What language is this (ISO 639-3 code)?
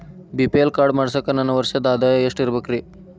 kan